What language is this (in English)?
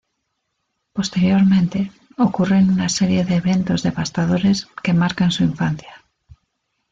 Spanish